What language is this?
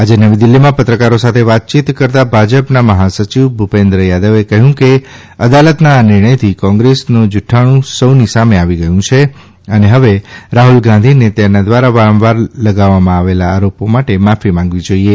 Gujarati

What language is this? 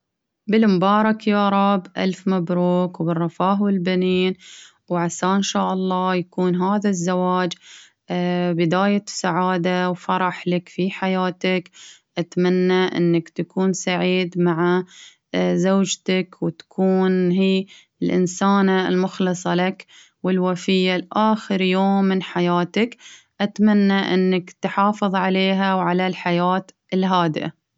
Baharna Arabic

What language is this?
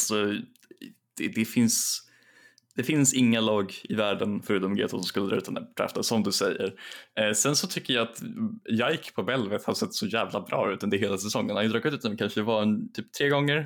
Swedish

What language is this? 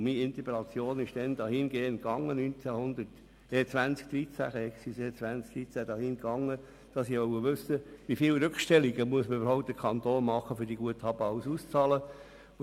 Swiss German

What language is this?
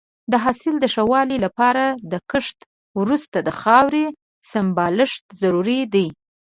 Pashto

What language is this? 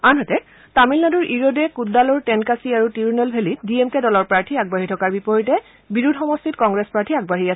Assamese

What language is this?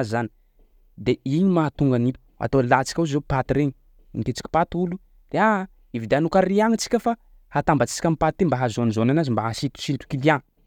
Sakalava Malagasy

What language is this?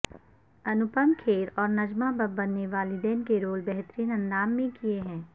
Urdu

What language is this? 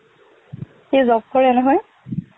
Assamese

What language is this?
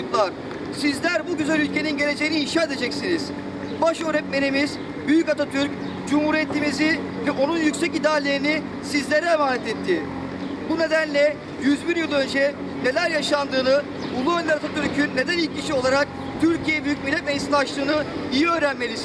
Turkish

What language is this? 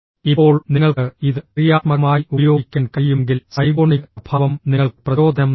Malayalam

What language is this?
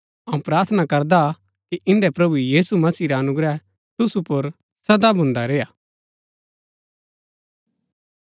Gaddi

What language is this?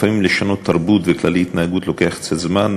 Hebrew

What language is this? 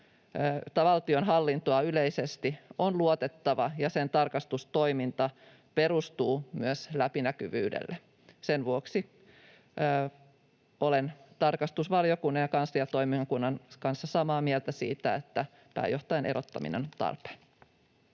Finnish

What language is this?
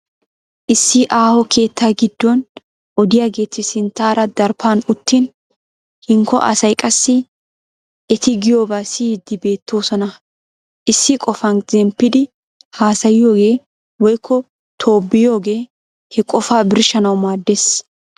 Wolaytta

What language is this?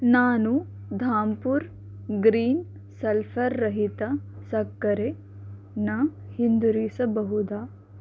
Kannada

